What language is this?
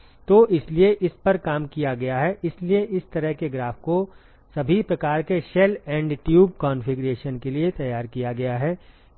Hindi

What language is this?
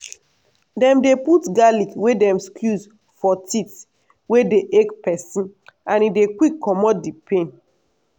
Nigerian Pidgin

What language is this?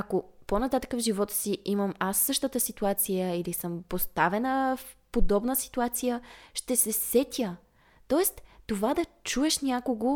Bulgarian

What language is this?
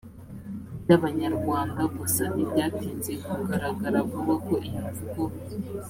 Kinyarwanda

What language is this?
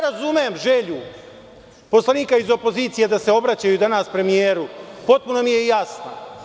Serbian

